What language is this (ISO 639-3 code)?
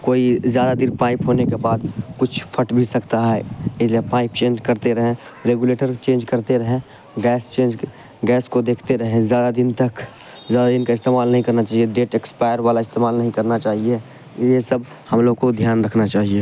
urd